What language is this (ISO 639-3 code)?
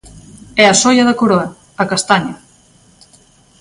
glg